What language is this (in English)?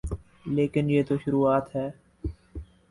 Urdu